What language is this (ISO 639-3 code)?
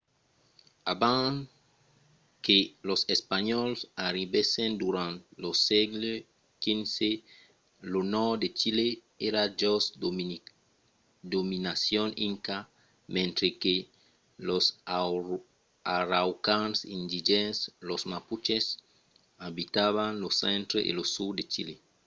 oci